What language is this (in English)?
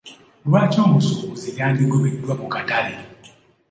Ganda